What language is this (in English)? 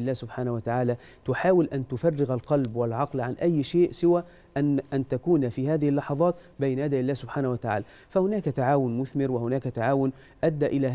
Arabic